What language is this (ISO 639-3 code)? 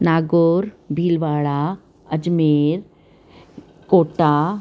snd